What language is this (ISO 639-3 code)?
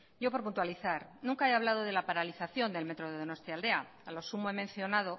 spa